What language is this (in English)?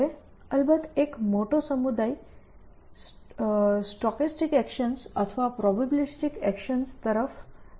Gujarati